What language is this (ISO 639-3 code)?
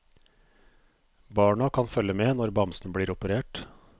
nor